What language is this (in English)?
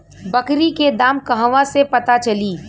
Bhojpuri